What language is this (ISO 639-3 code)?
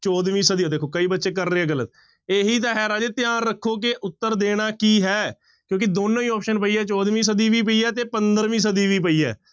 pan